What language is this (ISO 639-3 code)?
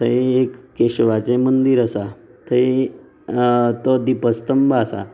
kok